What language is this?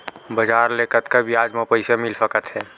Chhattisgarhi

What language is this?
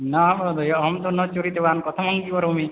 Sanskrit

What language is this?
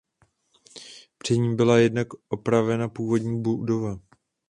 Czech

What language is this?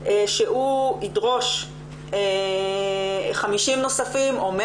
Hebrew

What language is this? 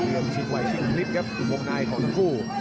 Thai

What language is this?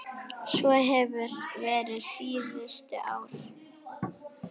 Icelandic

